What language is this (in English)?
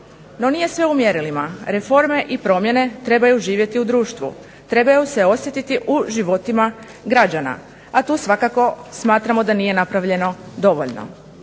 Croatian